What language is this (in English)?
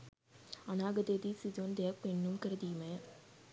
Sinhala